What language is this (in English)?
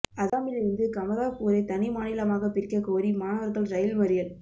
Tamil